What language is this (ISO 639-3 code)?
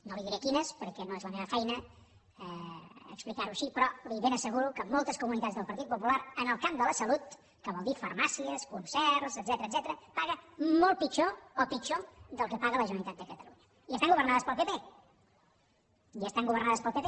cat